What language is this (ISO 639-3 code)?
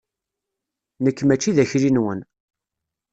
kab